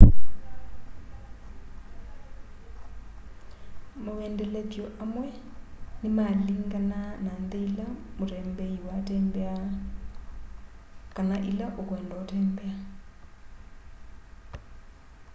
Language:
Kamba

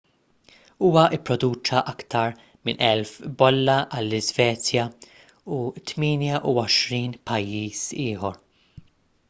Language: Maltese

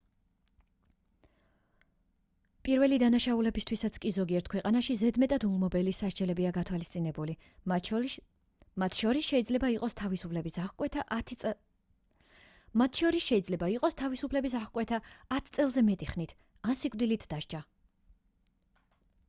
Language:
Georgian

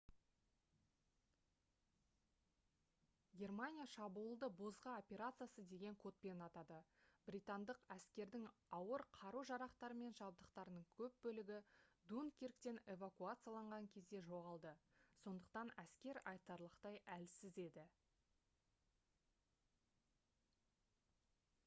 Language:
Kazakh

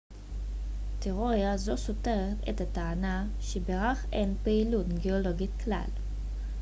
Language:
Hebrew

